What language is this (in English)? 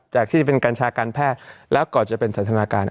Thai